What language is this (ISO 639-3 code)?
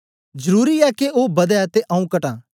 doi